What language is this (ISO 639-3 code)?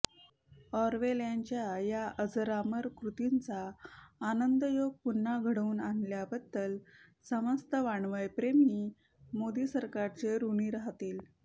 mar